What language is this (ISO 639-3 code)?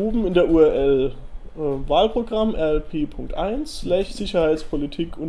deu